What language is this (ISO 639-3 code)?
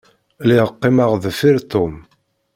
kab